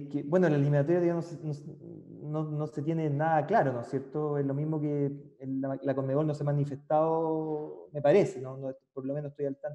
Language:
Spanish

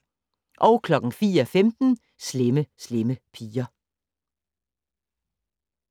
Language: Danish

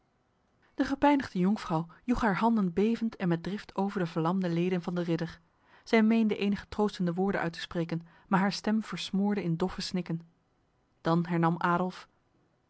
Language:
Dutch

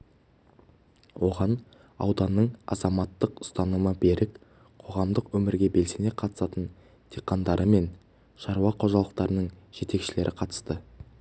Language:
Kazakh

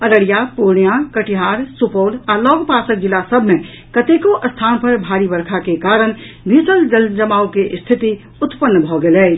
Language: Maithili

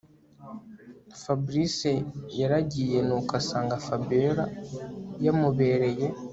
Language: Kinyarwanda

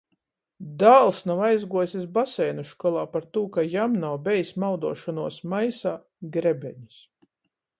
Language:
Latgalian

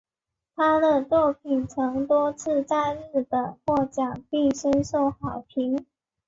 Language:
Chinese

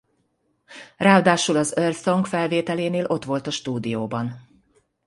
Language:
Hungarian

